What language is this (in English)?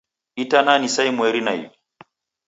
Taita